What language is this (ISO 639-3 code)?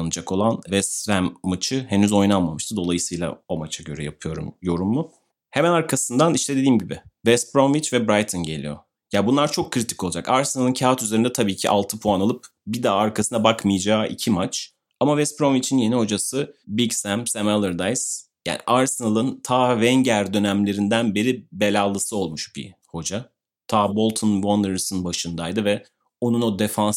tur